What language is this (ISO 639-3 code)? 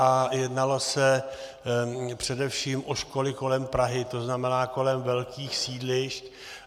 ces